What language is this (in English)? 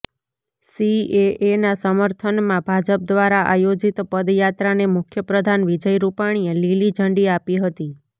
Gujarati